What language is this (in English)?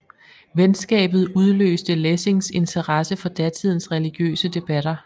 Danish